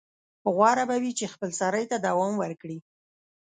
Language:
Pashto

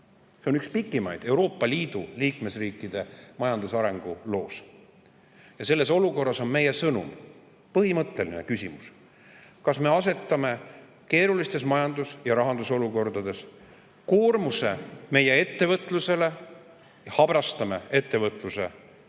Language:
Estonian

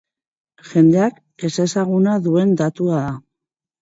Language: Basque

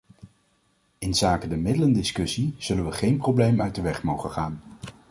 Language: Dutch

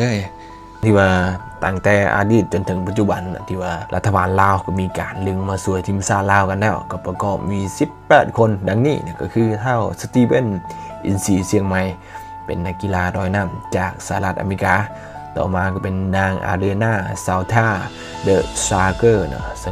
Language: Thai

